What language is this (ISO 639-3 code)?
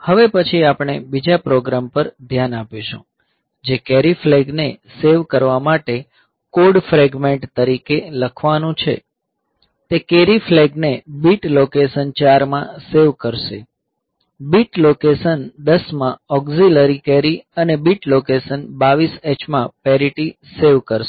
guj